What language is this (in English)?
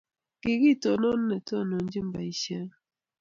Kalenjin